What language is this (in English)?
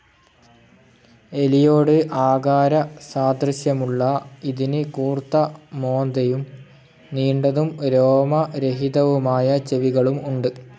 Malayalam